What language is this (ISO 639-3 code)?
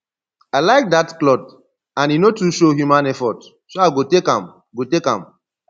pcm